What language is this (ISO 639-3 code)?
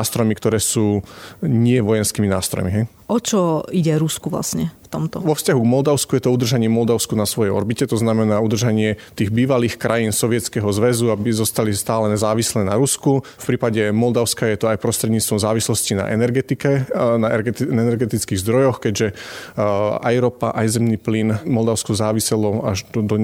slk